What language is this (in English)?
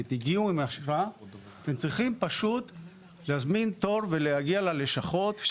Hebrew